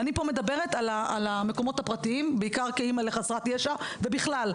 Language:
Hebrew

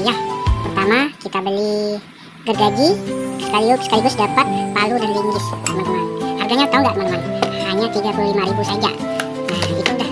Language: Indonesian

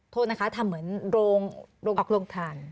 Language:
Thai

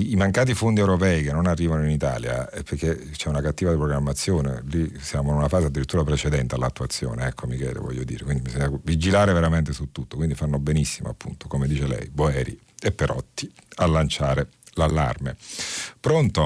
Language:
Italian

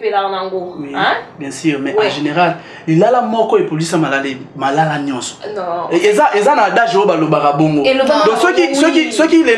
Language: French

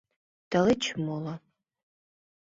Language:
Mari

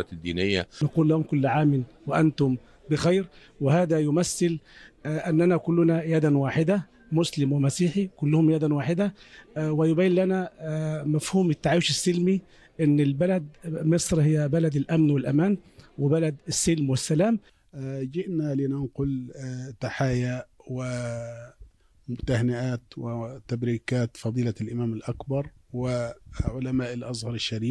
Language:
Arabic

